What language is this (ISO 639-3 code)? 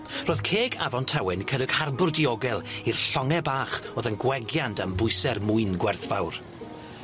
cym